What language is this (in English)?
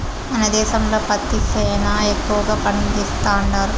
Telugu